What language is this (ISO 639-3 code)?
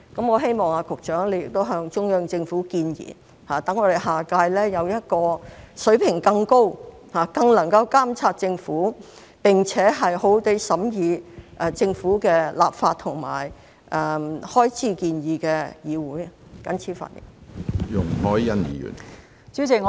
yue